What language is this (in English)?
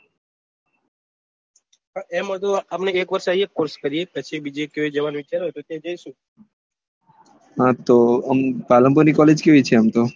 Gujarati